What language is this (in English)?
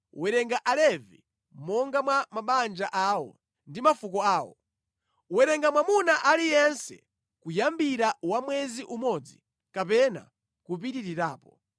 Nyanja